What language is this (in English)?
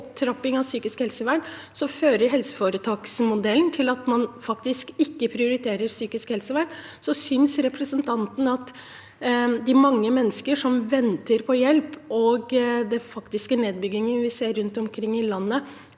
Norwegian